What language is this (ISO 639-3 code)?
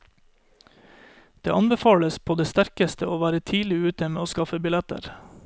nor